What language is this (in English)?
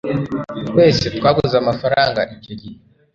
Kinyarwanda